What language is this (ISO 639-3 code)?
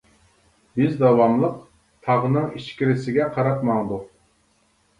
uig